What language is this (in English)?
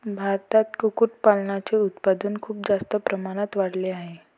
Marathi